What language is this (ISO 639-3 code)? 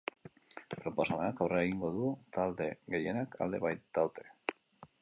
eus